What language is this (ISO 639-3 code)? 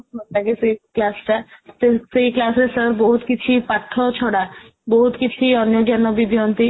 ori